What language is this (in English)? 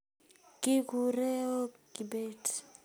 Kalenjin